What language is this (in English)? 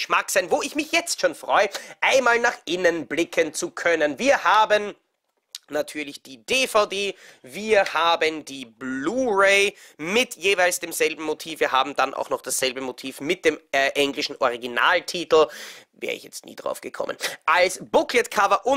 German